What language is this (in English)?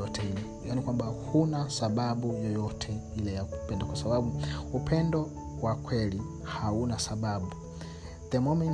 Swahili